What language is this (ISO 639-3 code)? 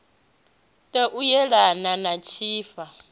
ven